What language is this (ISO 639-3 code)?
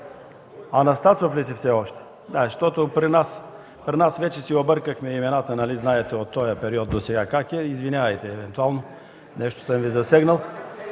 bul